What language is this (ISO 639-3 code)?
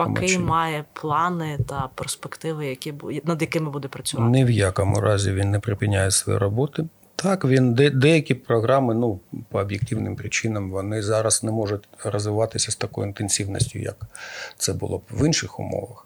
ukr